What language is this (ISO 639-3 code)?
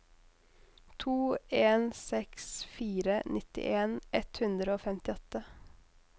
nor